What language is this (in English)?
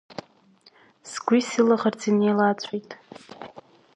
Abkhazian